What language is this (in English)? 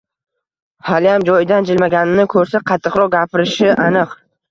Uzbek